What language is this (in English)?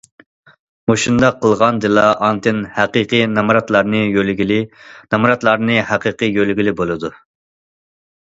Uyghur